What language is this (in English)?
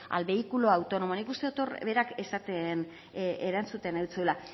Basque